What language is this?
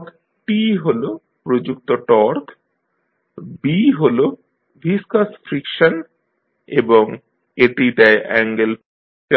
Bangla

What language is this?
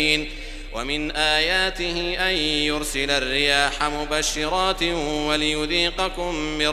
Arabic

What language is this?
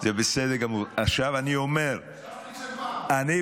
Hebrew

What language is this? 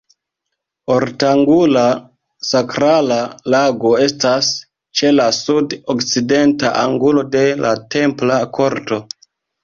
Esperanto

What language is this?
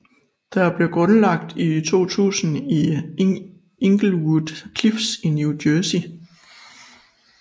Danish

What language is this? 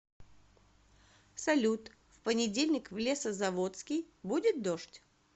Russian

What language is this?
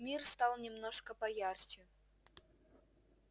Russian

